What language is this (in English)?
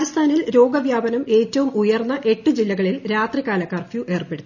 Malayalam